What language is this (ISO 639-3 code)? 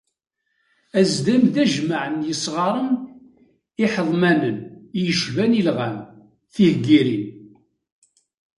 kab